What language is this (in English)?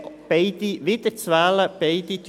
Swiss German